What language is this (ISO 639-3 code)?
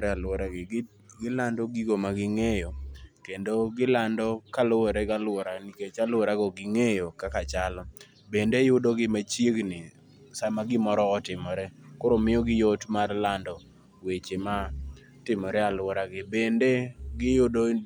luo